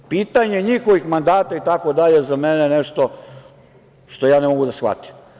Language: Serbian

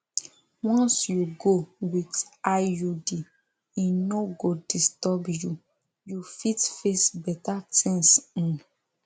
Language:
Nigerian Pidgin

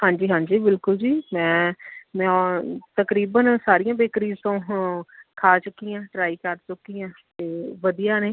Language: Punjabi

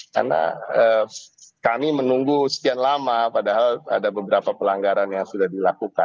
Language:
Indonesian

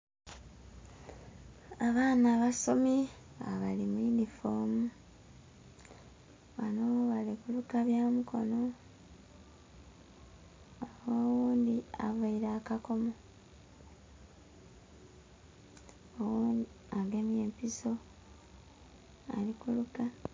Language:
Soga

